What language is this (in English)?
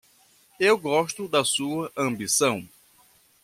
Portuguese